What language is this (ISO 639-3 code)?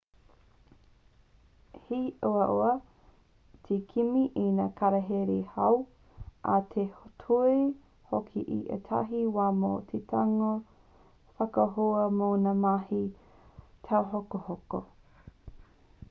mri